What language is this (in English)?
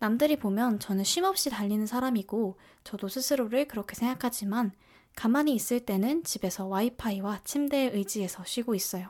Korean